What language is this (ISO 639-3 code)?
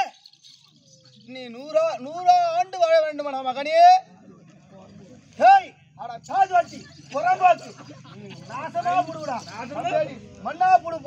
ara